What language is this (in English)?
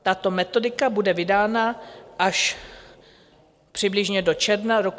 Czech